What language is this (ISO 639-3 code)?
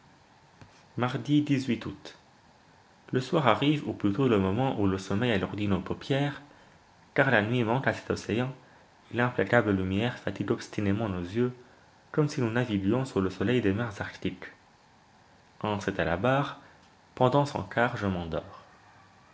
fra